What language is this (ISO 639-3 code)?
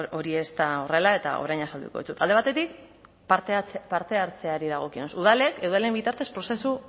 eus